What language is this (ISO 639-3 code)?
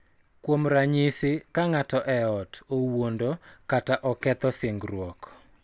luo